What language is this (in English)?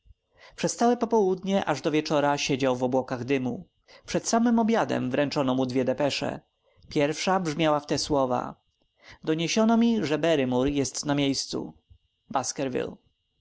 Polish